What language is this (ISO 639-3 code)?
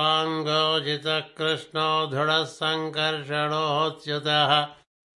tel